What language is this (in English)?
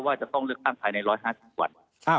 Thai